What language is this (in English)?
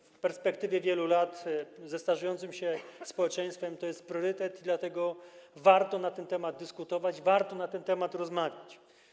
Polish